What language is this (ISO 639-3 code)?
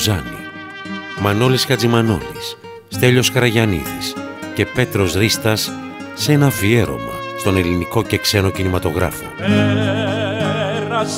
ell